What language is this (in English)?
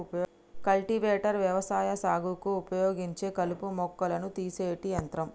Telugu